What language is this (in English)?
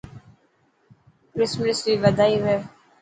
Dhatki